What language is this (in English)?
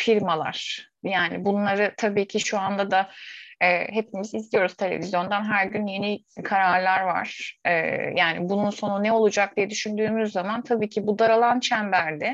Turkish